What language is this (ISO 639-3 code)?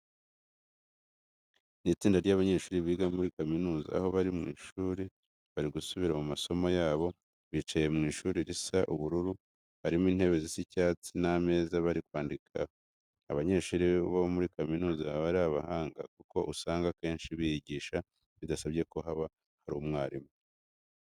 kin